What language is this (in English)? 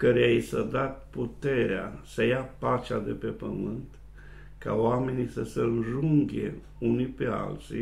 Romanian